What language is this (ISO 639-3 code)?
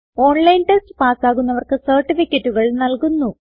mal